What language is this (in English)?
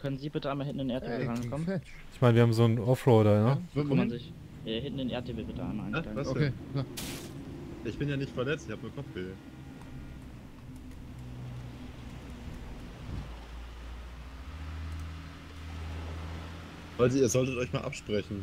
German